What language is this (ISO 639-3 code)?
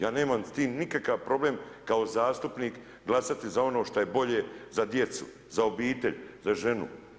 hrv